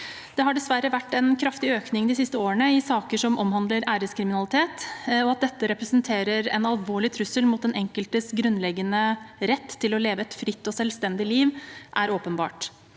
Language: Norwegian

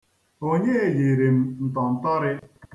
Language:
Igbo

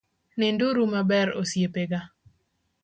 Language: Luo (Kenya and Tanzania)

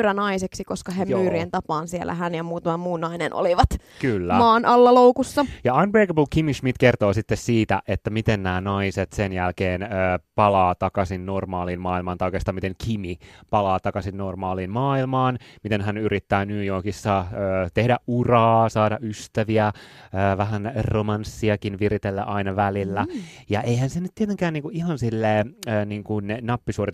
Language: Finnish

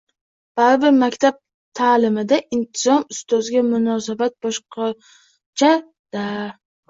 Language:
Uzbek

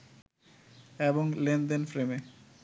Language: Bangla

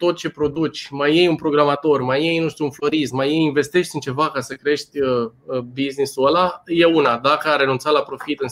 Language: Romanian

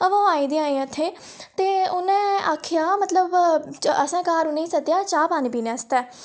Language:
Dogri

